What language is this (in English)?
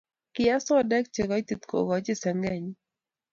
Kalenjin